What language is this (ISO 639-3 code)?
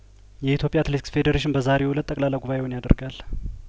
amh